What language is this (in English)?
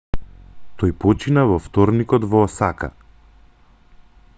Macedonian